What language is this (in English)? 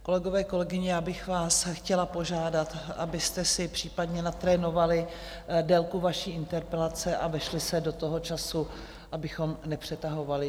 Czech